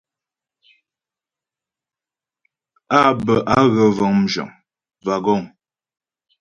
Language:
Ghomala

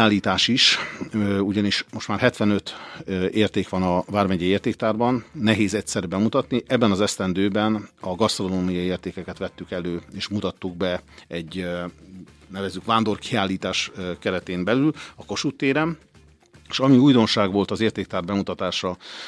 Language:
Hungarian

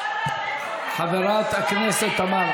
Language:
Hebrew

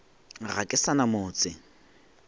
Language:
Northern Sotho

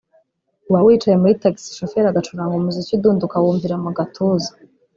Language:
Kinyarwanda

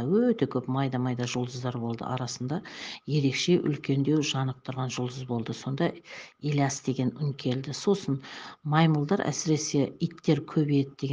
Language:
Turkish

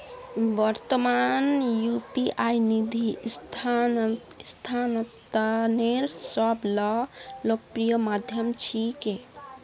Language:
Magahi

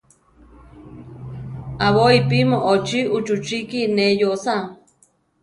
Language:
Central Tarahumara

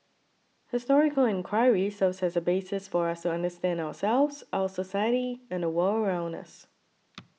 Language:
English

